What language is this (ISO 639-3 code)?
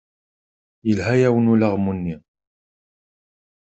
kab